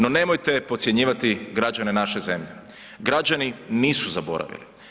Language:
Croatian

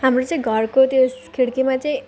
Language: Nepali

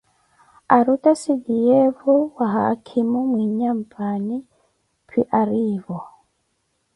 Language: Koti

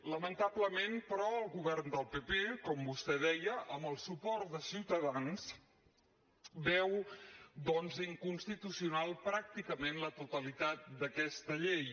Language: Catalan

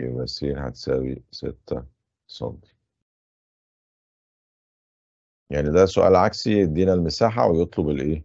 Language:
Arabic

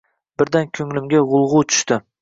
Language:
Uzbek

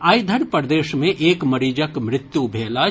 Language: Maithili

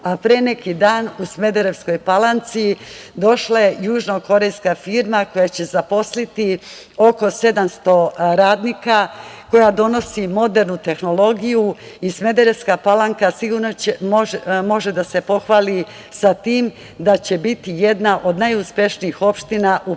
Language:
Serbian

